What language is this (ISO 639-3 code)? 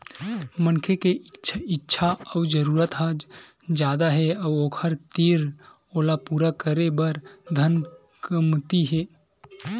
hne